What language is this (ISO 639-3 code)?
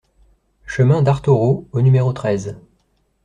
fra